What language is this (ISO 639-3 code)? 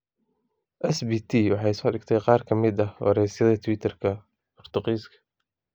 som